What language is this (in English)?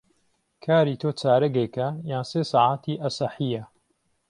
Central Kurdish